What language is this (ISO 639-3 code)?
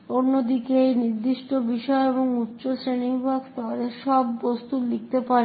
ben